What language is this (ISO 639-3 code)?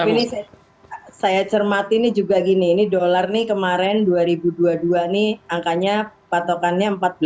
ind